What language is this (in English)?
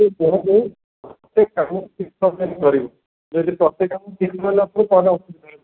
Odia